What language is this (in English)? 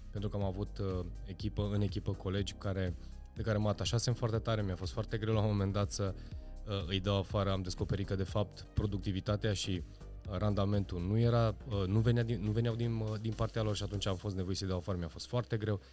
Romanian